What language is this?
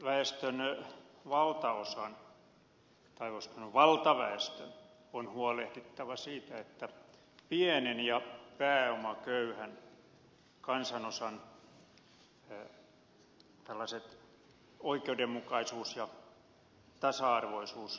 Finnish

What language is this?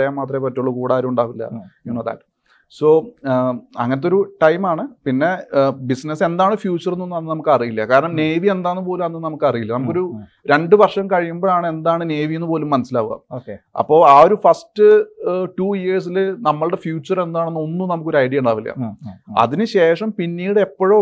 Malayalam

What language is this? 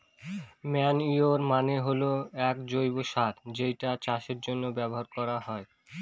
Bangla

